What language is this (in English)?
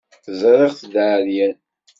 Kabyle